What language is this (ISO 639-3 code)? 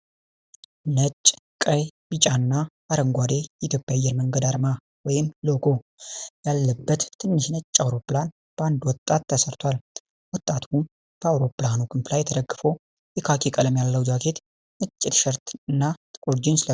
amh